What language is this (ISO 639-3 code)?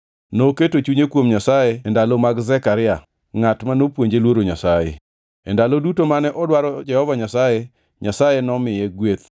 luo